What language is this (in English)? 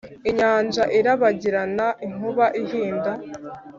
Kinyarwanda